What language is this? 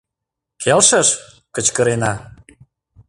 Mari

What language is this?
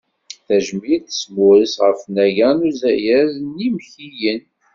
Kabyle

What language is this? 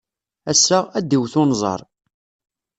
Kabyle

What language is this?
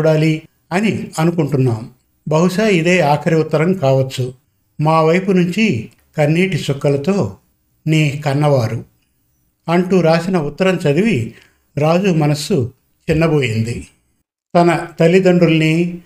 Telugu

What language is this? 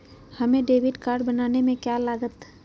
Magahi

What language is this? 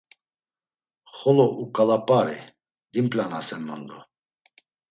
Laz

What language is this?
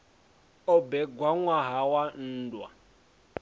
Venda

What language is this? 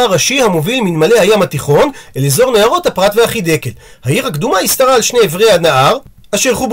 Hebrew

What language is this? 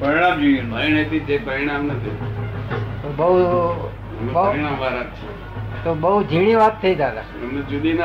Gujarati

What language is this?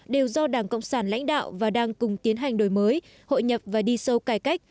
Vietnamese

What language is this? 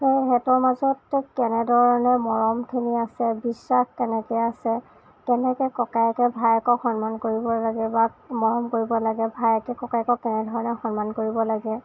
Assamese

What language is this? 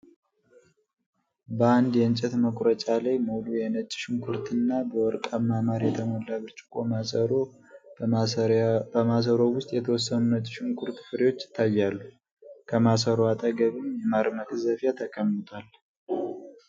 Amharic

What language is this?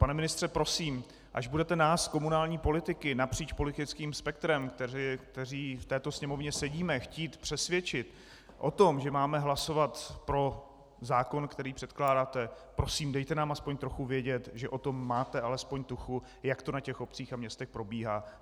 Czech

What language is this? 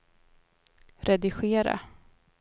Swedish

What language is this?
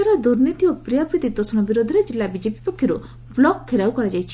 Odia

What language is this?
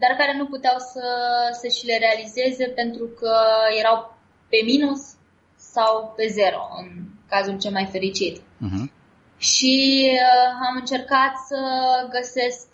Romanian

